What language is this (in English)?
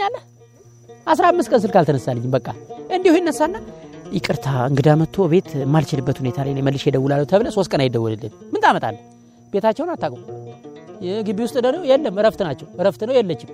Amharic